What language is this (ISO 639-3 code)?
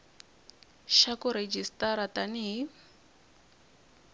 tso